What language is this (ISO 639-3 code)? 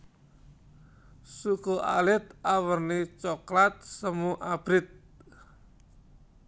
jav